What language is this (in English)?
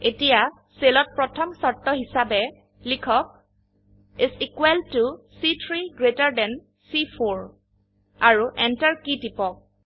Assamese